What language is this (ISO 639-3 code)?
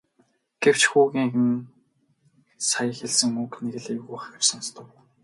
mon